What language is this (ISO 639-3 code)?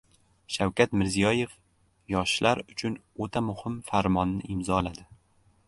uzb